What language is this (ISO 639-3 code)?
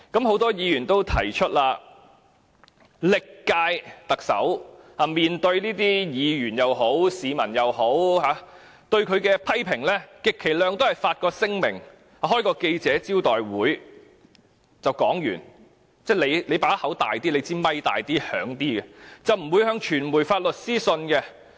yue